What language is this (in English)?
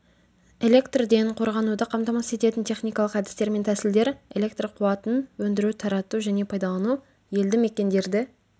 Kazakh